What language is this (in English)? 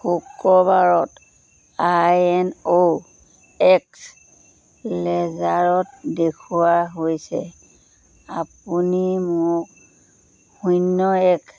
Assamese